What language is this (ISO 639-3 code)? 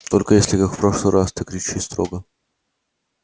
rus